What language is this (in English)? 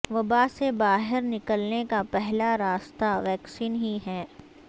Urdu